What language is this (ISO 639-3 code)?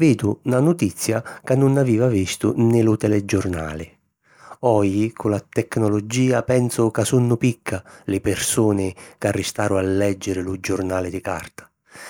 scn